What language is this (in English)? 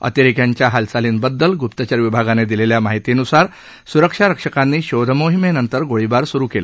Marathi